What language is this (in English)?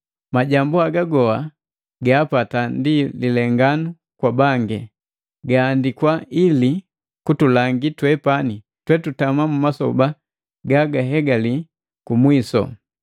Matengo